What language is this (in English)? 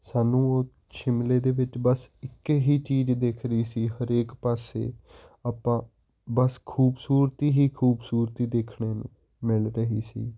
Punjabi